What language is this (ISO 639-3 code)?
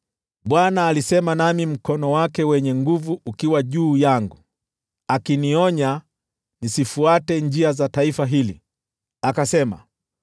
swa